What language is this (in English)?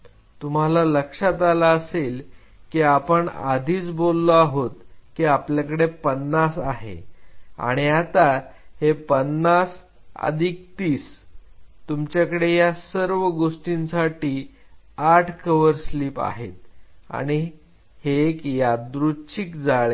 Marathi